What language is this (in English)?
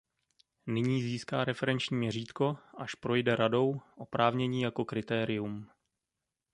Czech